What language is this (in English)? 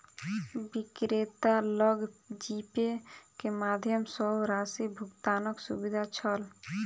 Maithili